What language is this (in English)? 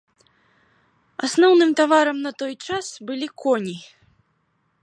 Belarusian